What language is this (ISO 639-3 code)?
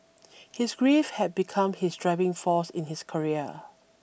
eng